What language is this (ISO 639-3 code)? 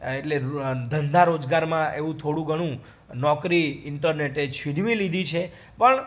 guj